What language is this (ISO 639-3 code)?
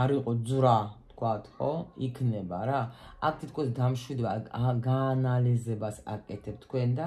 ron